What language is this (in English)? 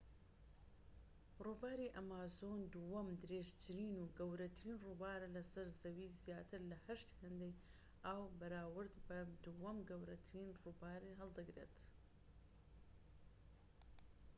Central Kurdish